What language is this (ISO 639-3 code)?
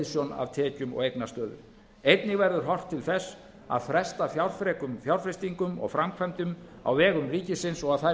isl